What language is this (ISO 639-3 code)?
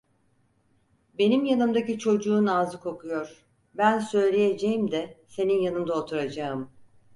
tur